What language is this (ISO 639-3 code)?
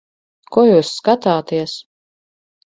lav